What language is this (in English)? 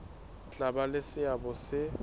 Southern Sotho